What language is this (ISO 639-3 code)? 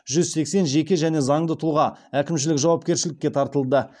kaz